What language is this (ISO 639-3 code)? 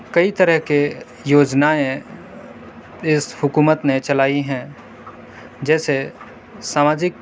urd